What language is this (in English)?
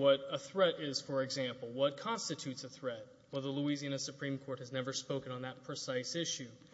English